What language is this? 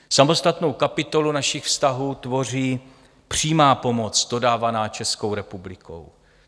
Czech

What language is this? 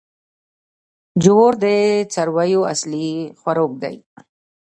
Pashto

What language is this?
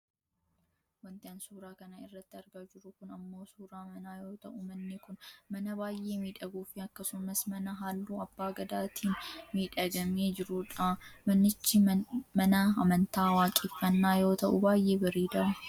Oromo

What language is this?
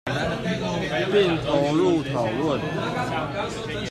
Chinese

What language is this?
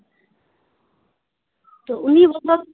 Santali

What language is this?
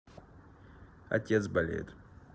Russian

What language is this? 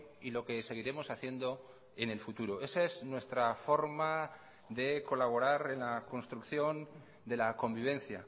Spanish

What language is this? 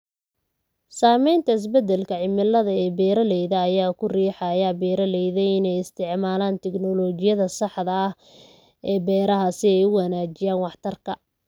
Somali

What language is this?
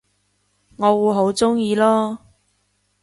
Cantonese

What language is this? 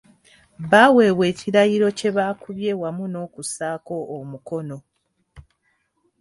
Ganda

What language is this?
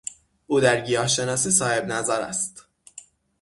Persian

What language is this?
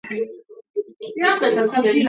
Georgian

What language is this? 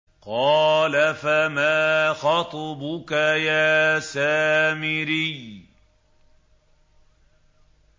Arabic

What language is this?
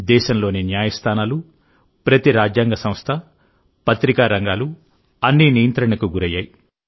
Telugu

